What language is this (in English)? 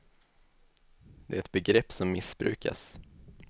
Swedish